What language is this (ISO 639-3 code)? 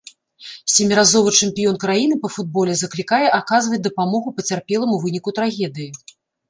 bel